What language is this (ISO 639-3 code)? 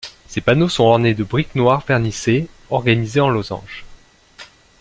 fra